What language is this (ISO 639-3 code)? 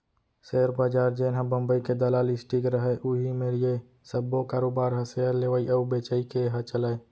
hne